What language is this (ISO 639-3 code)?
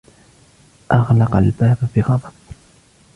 ara